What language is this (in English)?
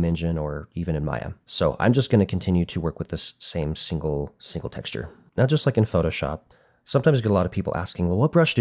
English